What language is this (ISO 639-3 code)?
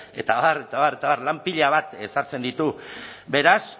eus